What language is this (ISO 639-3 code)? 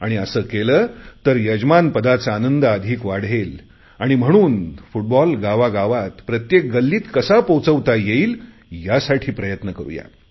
mar